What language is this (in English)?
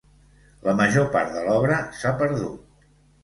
Catalan